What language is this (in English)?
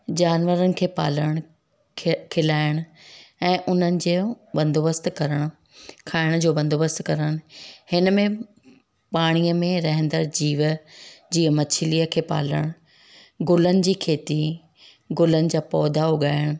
Sindhi